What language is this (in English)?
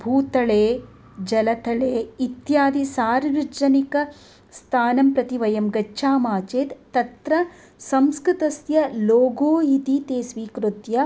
Sanskrit